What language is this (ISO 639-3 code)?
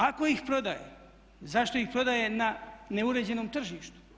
hrv